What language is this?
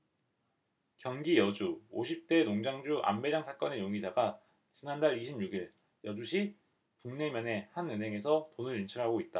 Korean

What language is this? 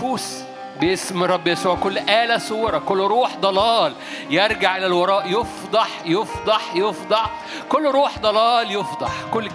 Arabic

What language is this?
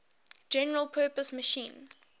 English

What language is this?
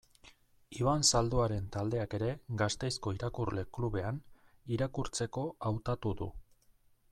Basque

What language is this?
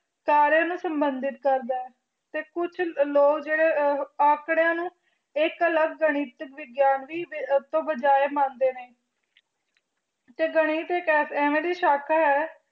Punjabi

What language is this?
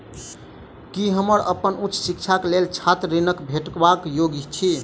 Maithili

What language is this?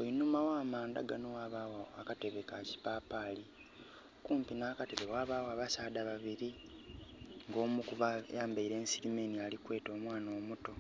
Soga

